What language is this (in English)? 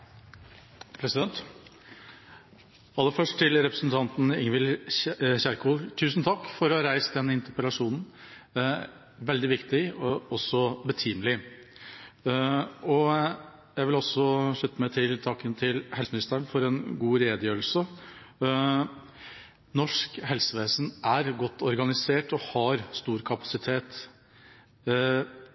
Norwegian